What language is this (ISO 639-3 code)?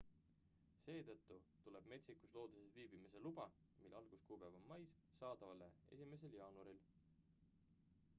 est